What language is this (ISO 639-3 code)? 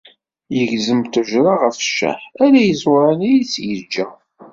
kab